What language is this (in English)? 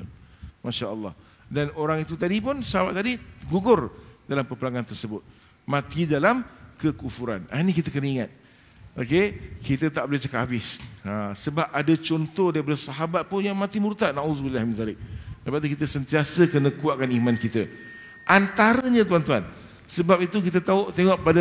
Malay